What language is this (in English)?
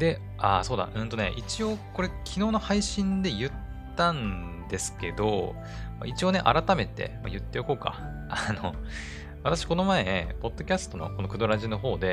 Japanese